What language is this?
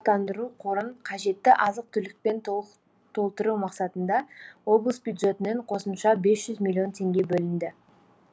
Kazakh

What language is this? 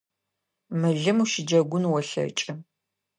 Adyghe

